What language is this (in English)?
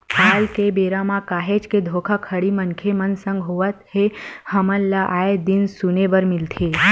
Chhattisgarhi